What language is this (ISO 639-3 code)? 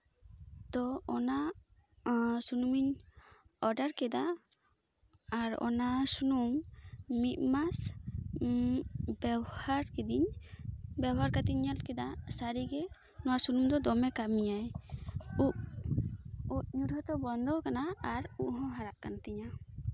sat